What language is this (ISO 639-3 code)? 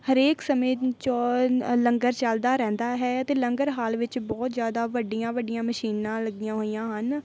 pan